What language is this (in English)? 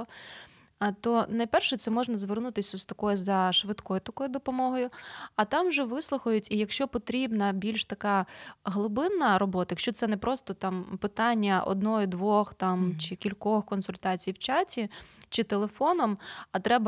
Ukrainian